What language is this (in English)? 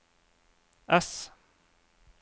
Norwegian